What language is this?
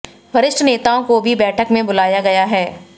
Hindi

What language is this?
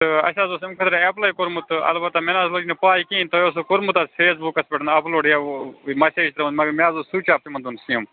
Kashmiri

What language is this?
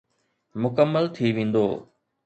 Sindhi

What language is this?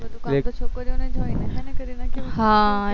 Gujarati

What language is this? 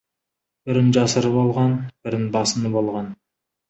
Kazakh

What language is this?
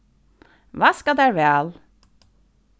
Faroese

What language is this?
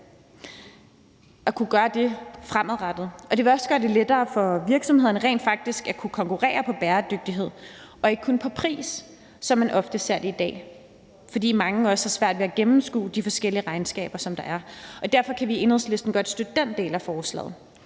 Danish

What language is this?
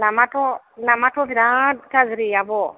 Bodo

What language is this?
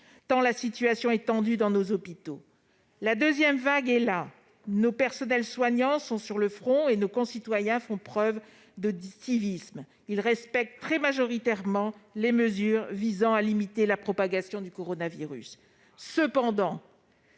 French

